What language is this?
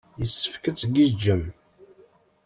Kabyle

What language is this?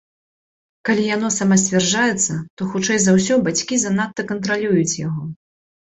Belarusian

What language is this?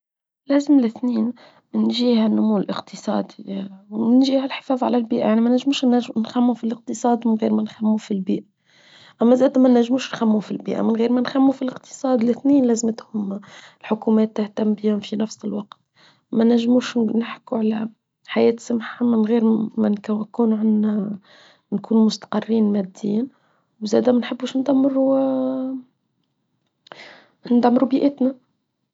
Tunisian Arabic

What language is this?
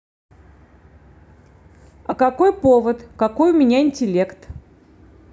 Russian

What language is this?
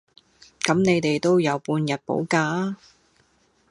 Cantonese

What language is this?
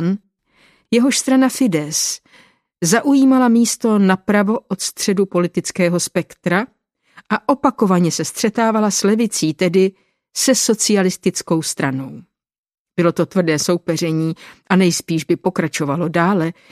Czech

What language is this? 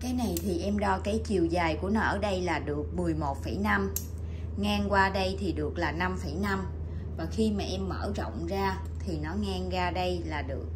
Vietnamese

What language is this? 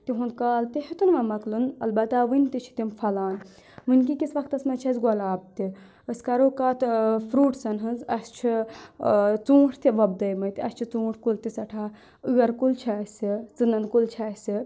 Kashmiri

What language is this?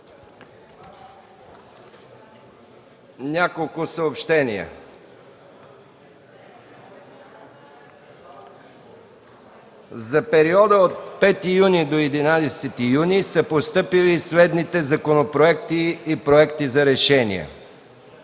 Bulgarian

